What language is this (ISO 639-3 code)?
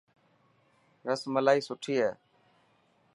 mki